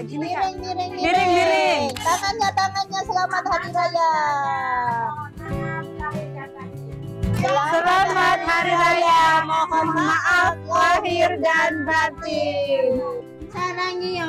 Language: Indonesian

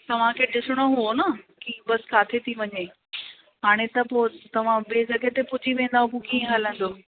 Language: Sindhi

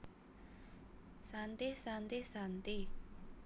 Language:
Javanese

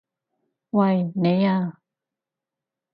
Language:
Cantonese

